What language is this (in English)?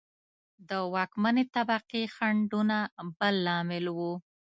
Pashto